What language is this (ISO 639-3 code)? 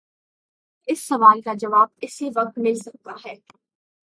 urd